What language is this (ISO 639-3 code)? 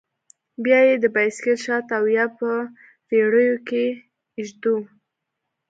pus